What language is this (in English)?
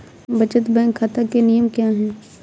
Hindi